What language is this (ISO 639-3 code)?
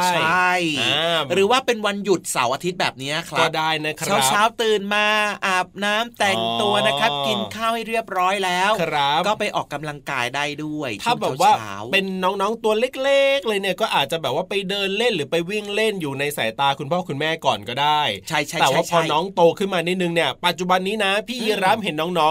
tha